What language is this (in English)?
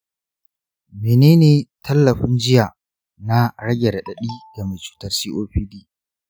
Hausa